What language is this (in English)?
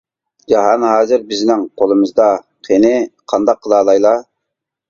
Uyghur